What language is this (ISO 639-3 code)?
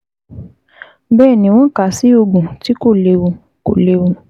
yor